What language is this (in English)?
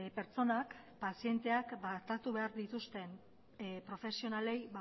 Basque